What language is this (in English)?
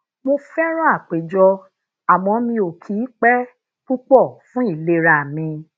Yoruba